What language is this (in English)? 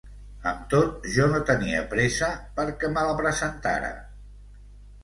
Catalan